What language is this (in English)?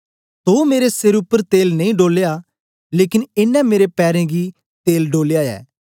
Dogri